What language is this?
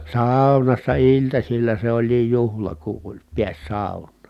Finnish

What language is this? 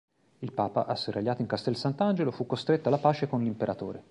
Italian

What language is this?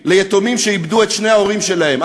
Hebrew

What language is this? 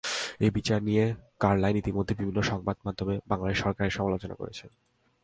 Bangla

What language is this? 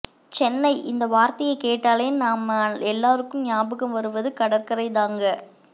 Tamil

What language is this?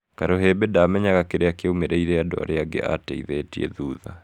Kikuyu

